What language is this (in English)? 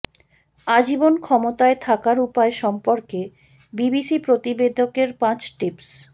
Bangla